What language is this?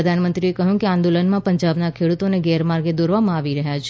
Gujarati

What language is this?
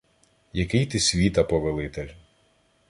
Ukrainian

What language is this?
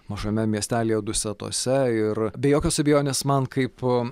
Lithuanian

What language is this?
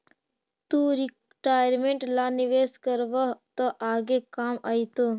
Magahi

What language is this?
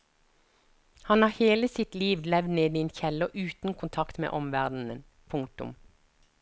Norwegian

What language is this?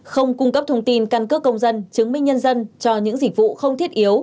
Vietnamese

